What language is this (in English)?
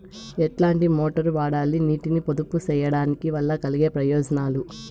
Telugu